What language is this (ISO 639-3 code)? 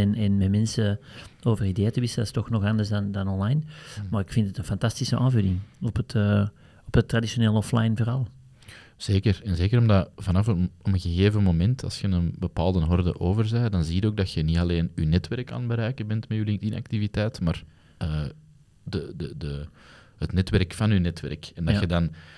nld